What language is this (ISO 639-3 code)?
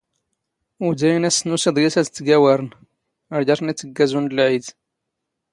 zgh